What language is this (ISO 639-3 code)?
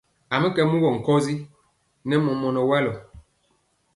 mcx